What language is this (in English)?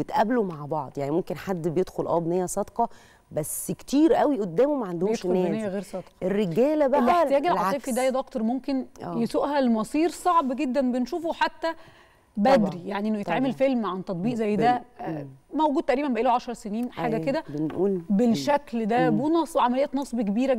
Arabic